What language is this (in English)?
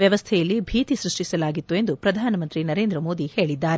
Kannada